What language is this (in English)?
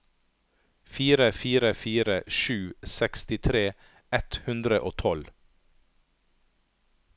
Norwegian